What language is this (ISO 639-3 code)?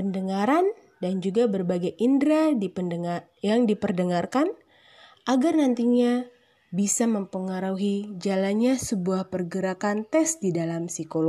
ind